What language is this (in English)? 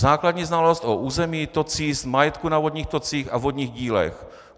Czech